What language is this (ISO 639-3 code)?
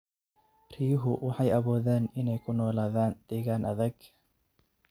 som